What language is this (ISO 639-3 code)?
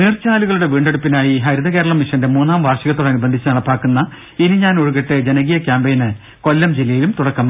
mal